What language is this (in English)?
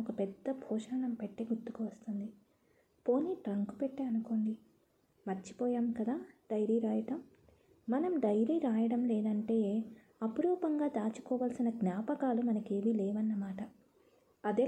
Telugu